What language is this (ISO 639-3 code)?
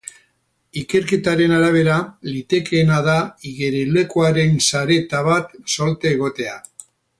eus